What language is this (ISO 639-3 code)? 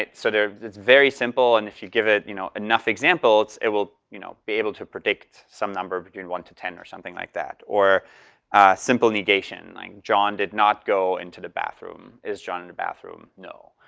eng